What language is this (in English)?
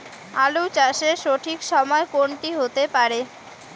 Bangla